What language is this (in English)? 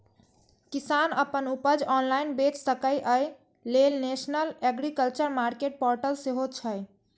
Maithili